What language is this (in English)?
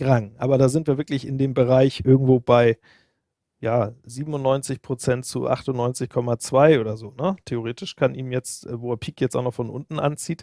German